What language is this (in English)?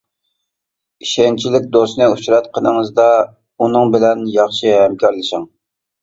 Uyghur